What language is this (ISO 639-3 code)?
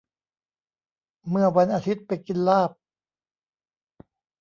tha